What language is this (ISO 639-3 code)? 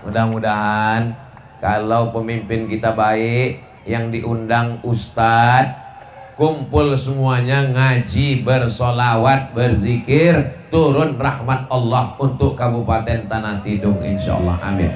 ind